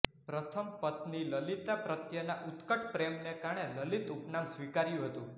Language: Gujarati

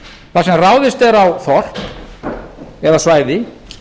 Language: Icelandic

